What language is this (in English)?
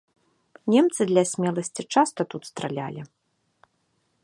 Belarusian